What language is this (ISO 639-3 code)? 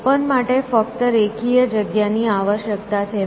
guj